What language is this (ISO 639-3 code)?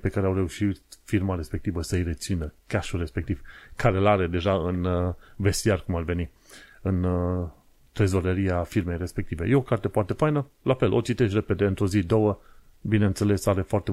ron